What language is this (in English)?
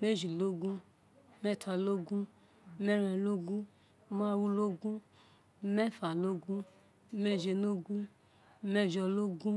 Isekiri